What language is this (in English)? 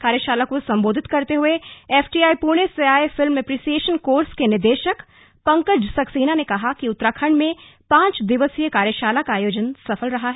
Hindi